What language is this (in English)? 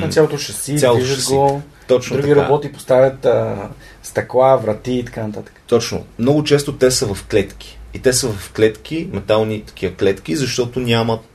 Bulgarian